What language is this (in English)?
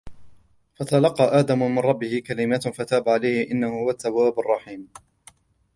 Arabic